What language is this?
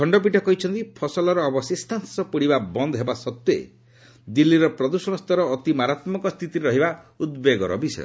Odia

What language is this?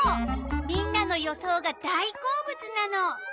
Japanese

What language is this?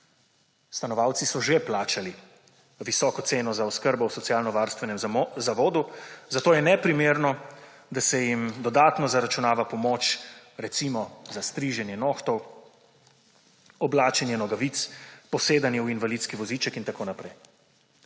Slovenian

